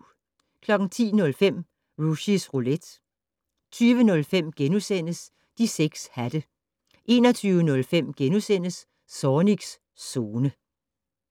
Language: Danish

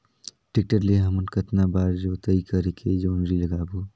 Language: Chhattisgarhi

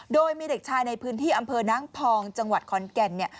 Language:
Thai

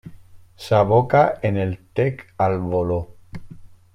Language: Catalan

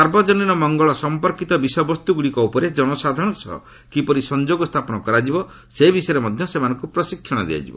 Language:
Odia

